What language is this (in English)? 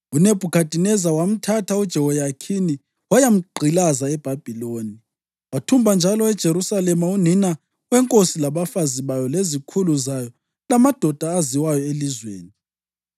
North Ndebele